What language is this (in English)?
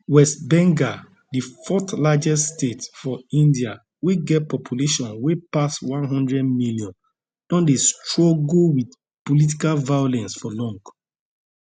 Nigerian Pidgin